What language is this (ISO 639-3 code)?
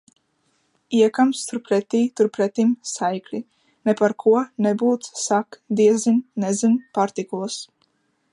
lav